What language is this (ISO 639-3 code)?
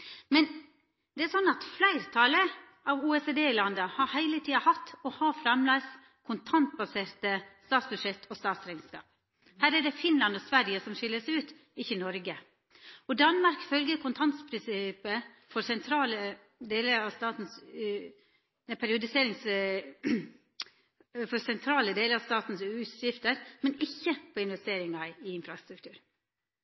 nno